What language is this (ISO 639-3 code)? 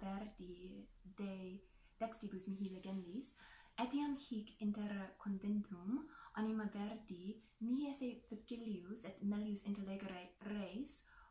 ita